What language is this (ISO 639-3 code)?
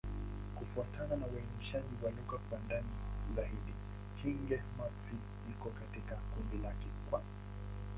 swa